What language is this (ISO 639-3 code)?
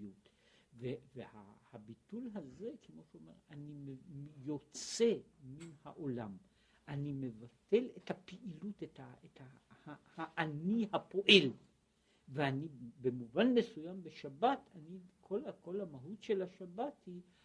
heb